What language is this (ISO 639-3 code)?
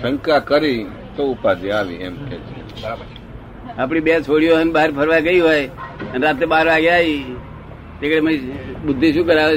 guj